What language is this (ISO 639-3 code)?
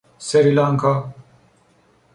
fas